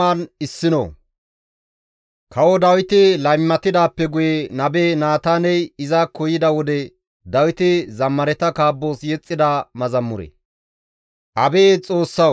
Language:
Gamo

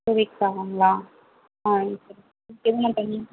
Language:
Tamil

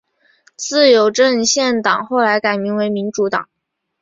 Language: Chinese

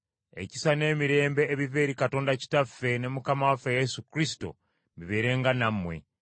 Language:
Ganda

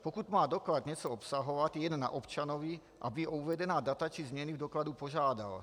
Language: Czech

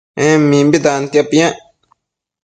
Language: Matsés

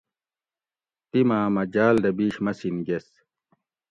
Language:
Gawri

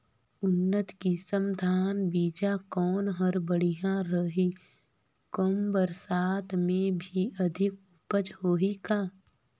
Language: Chhattisgarhi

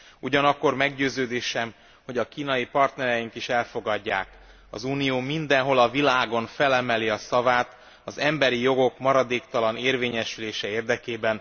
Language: Hungarian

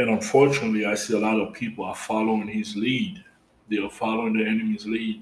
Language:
English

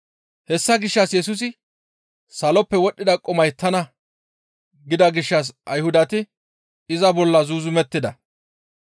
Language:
Gamo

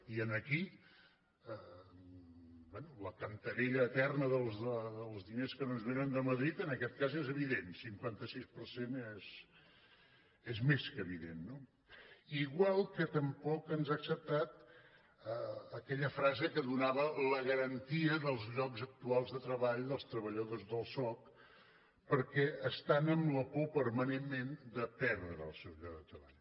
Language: Catalan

